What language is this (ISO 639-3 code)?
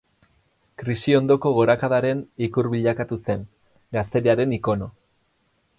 eus